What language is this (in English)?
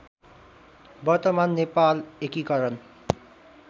Nepali